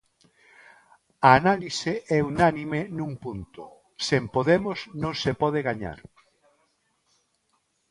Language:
Galician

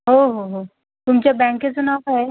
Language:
Marathi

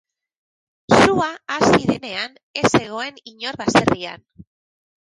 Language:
Basque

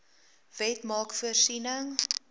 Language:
Afrikaans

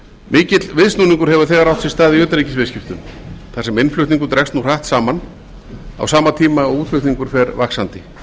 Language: Icelandic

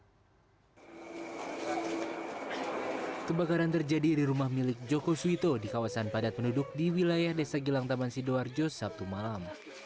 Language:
Indonesian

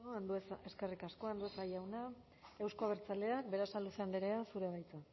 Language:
Basque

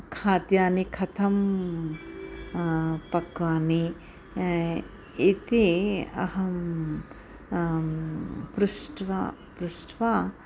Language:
Sanskrit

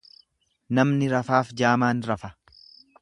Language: Oromo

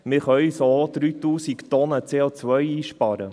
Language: Swiss German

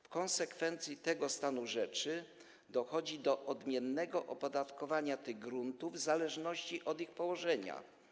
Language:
Polish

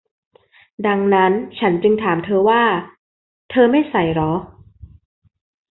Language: Thai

